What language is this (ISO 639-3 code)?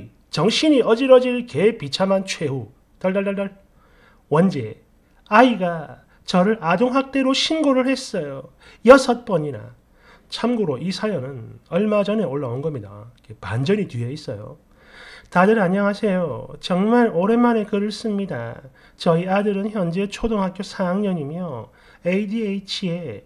kor